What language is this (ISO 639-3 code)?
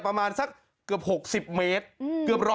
tha